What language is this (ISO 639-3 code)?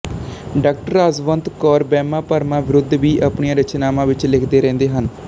pan